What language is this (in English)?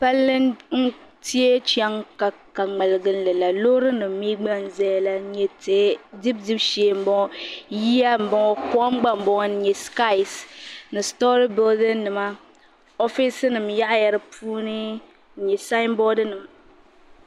Dagbani